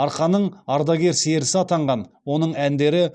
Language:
Kazakh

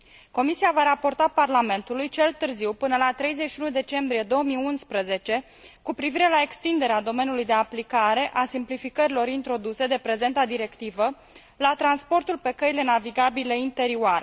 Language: Romanian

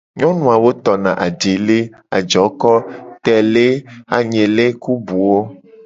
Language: Gen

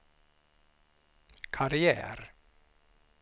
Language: Swedish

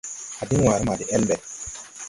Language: Tupuri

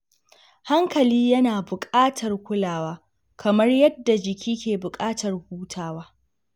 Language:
Hausa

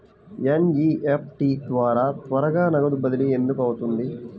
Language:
Telugu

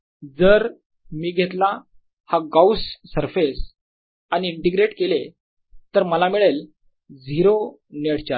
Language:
Marathi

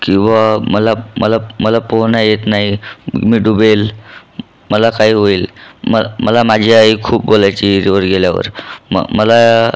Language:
Marathi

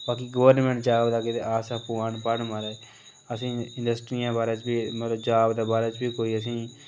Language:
Dogri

